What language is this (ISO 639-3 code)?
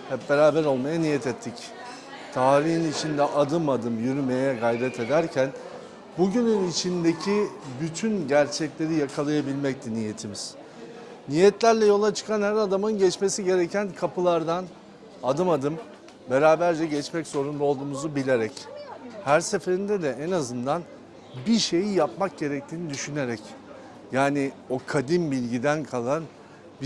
tur